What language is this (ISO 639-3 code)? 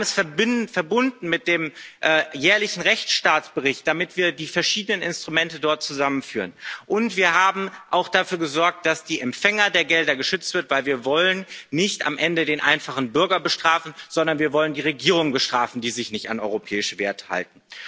deu